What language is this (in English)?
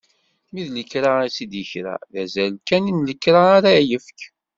Kabyle